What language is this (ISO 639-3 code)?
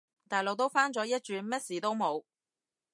yue